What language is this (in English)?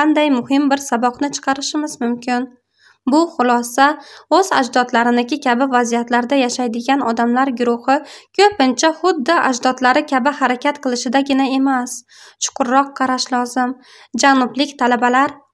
Turkish